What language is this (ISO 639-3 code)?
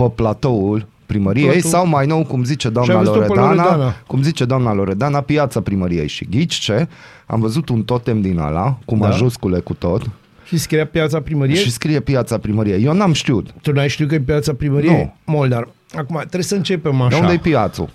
ron